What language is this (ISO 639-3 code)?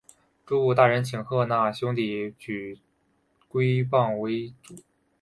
zho